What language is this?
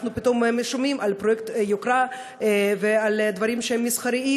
Hebrew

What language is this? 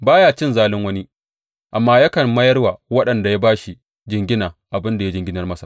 Hausa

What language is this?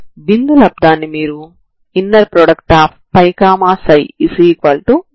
Telugu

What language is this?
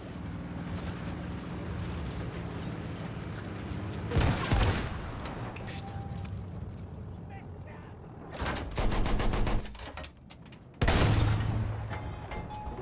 French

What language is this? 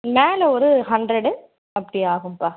Tamil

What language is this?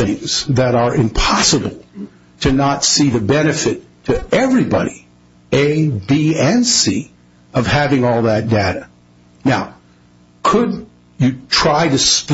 English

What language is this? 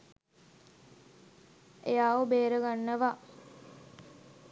Sinhala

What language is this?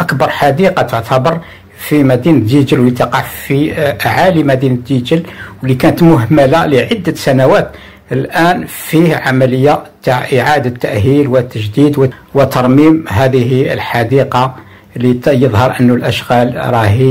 Arabic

